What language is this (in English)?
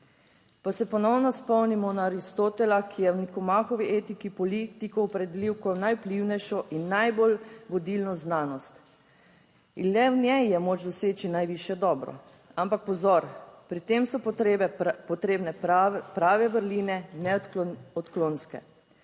Slovenian